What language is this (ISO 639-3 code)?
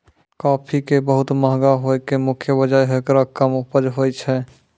mai